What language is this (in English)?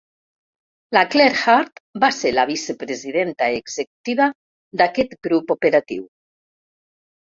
Catalan